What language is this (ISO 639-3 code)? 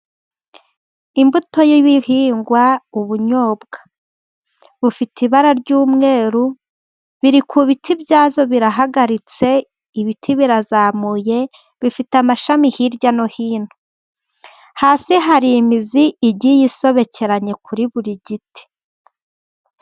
kin